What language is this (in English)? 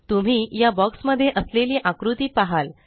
Marathi